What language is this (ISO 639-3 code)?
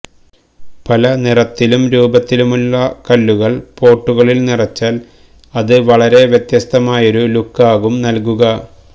mal